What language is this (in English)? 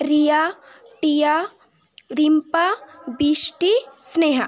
Bangla